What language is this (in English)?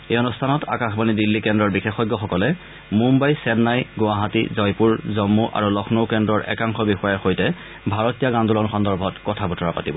Assamese